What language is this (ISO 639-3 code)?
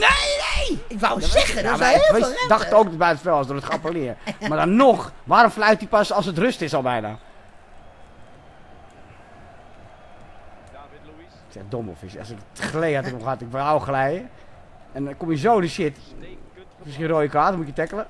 nld